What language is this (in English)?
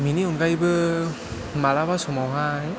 Bodo